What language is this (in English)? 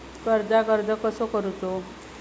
Marathi